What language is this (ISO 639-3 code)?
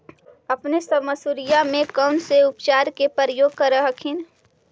mag